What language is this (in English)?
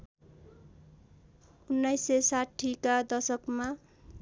Nepali